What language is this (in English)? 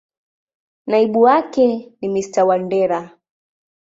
Swahili